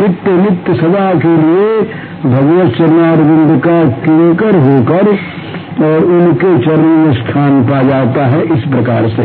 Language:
Hindi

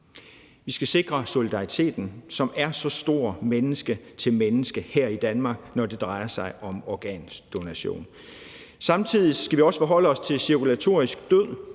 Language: Danish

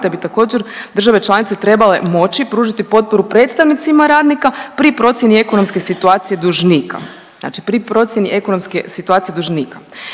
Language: Croatian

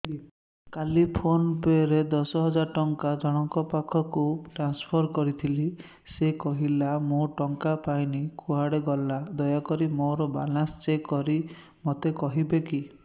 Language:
Odia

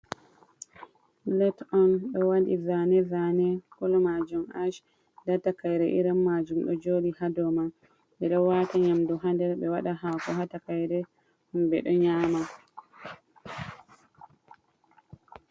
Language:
Fula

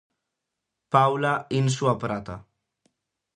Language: Galician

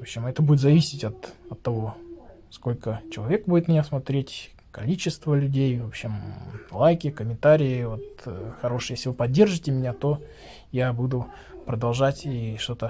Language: Russian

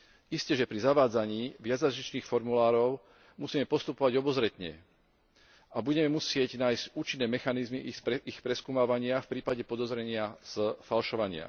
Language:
Slovak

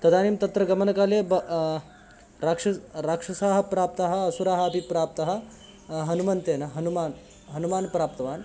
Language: Sanskrit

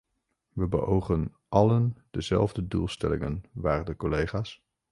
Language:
Dutch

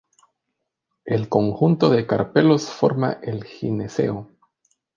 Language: Spanish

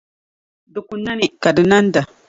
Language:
Dagbani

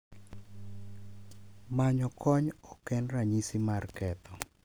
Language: Luo (Kenya and Tanzania)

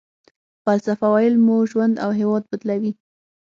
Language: Pashto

